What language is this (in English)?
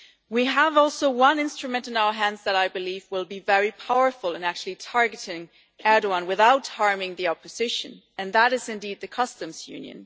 English